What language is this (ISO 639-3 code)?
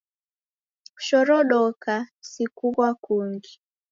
dav